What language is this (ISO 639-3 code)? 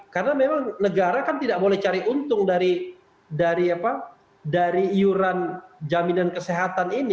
ind